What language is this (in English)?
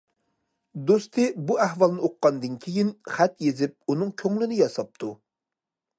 Uyghur